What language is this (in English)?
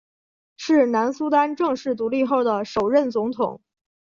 Chinese